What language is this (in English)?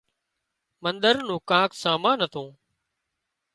Wadiyara Koli